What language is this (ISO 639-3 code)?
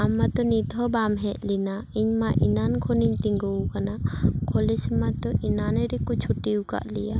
sat